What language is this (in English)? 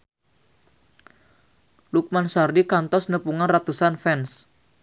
Sundanese